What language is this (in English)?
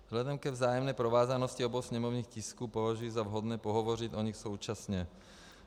Czech